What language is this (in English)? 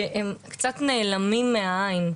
Hebrew